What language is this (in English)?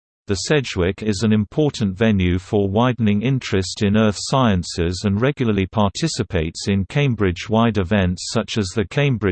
English